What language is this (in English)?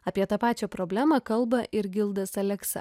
Lithuanian